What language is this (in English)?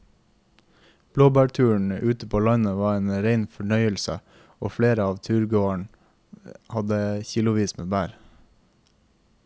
Norwegian